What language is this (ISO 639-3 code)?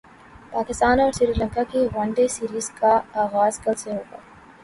urd